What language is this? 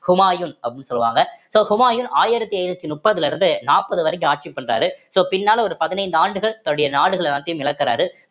Tamil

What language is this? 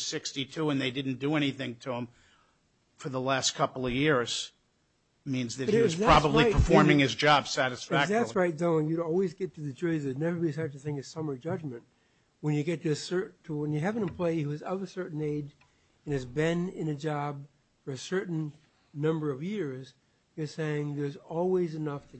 English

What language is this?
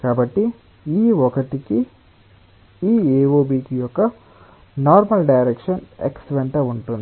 Telugu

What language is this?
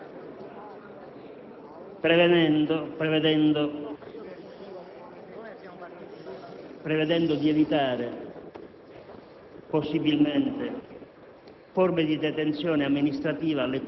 Italian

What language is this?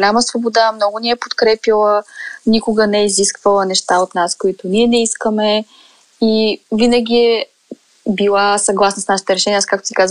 Bulgarian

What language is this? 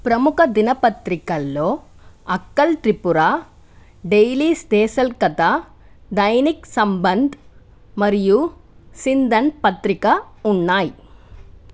Telugu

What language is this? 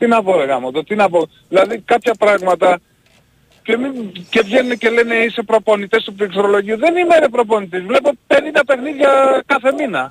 Greek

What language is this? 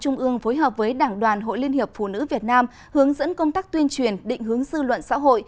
Vietnamese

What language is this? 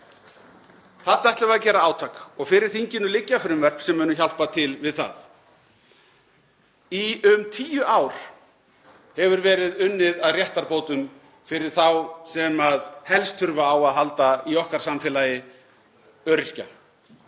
Icelandic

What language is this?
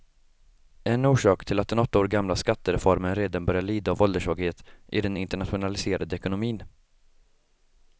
Swedish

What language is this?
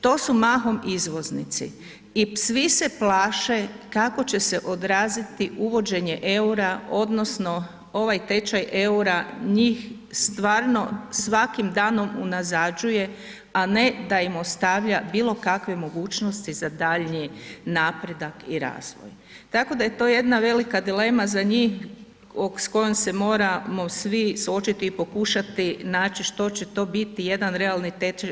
Croatian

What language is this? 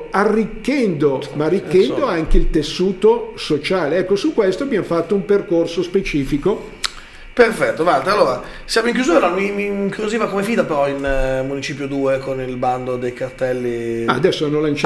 Italian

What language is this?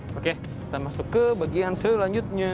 Indonesian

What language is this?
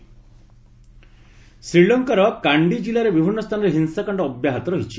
Odia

